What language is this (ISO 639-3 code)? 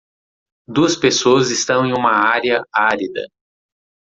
por